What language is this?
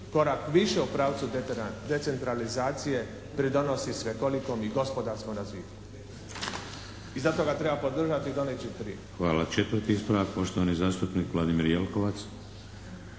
Croatian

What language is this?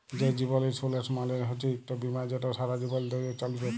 Bangla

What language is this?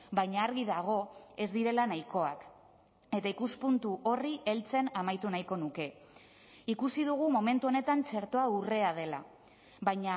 Basque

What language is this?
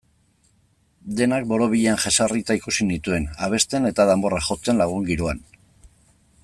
Basque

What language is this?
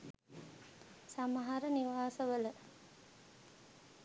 Sinhala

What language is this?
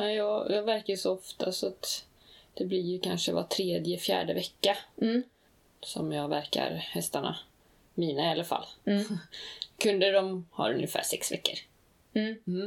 Swedish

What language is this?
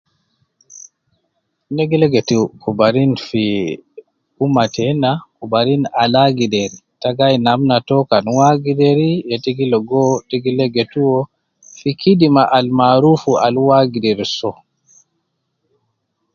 Nubi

